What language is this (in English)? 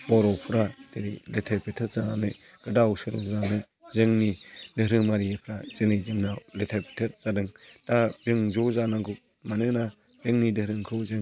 Bodo